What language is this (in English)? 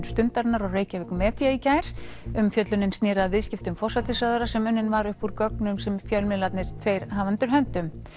Icelandic